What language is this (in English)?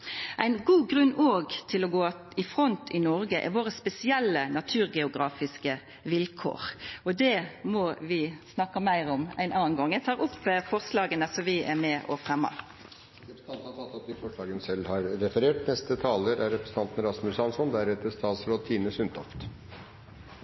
Norwegian